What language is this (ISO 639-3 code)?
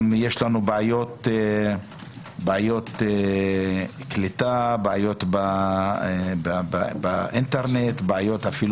heb